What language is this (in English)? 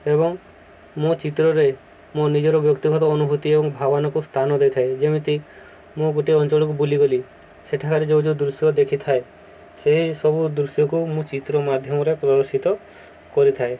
Odia